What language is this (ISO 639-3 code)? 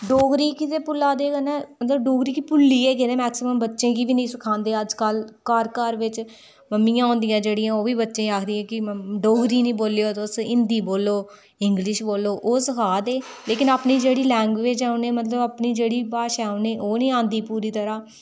doi